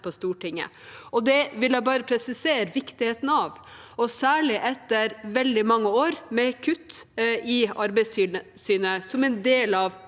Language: Norwegian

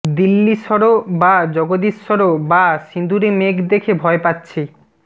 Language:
Bangla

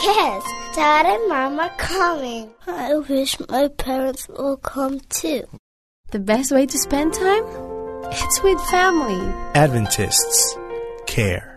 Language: Filipino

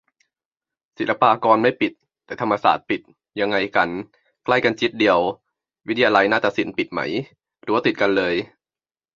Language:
Thai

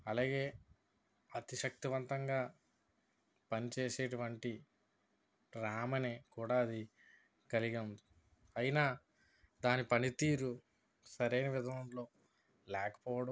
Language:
Telugu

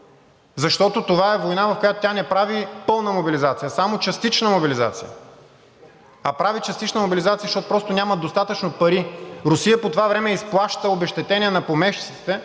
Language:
Bulgarian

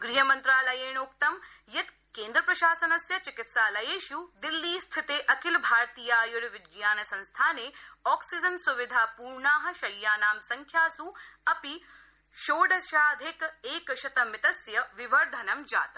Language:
Sanskrit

